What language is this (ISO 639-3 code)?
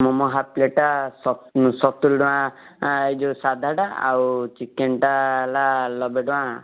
ori